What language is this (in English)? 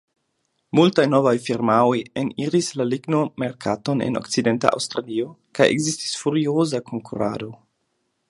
Esperanto